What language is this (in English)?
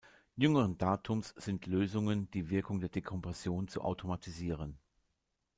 German